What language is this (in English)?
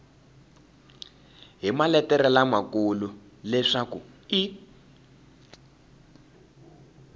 Tsonga